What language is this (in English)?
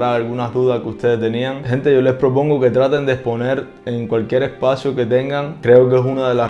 Spanish